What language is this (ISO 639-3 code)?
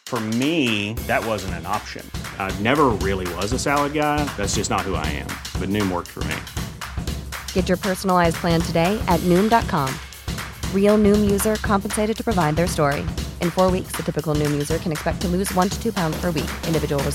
swe